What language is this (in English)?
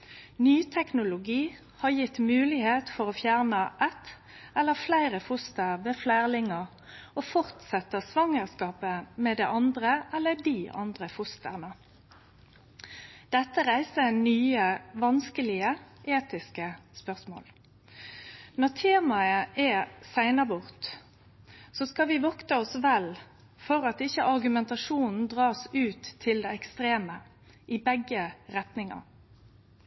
Norwegian Nynorsk